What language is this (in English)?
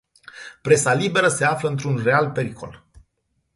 Romanian